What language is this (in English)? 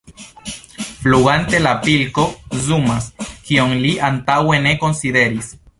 Esperanto